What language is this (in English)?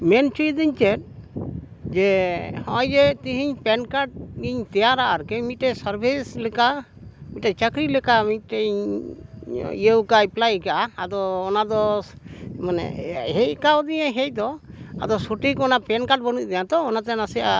Santali